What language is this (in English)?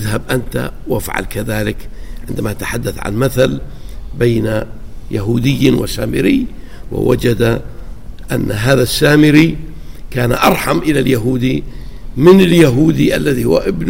Arabic